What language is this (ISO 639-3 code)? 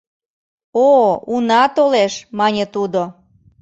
chm